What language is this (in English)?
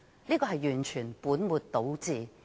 Cantonese